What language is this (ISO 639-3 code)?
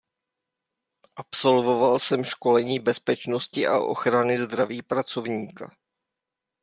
ces